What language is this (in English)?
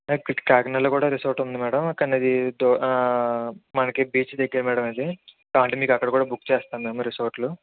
Telugu